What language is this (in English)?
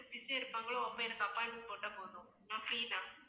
Tamil